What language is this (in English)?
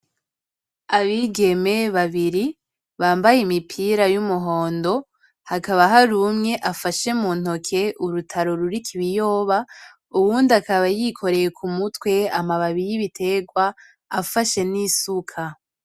Rundi